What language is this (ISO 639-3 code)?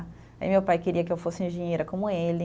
por